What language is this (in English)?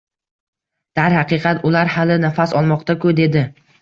Uzbek